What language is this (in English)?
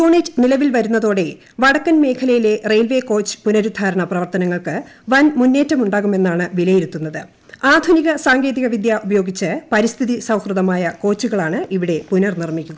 Malayalam